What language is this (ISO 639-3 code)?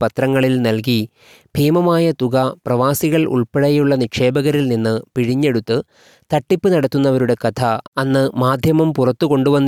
mal